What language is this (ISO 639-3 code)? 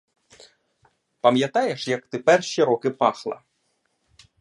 ukr